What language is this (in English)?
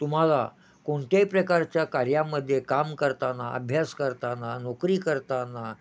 Marathi